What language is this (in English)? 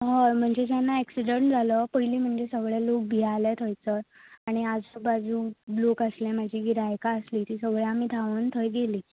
Konkani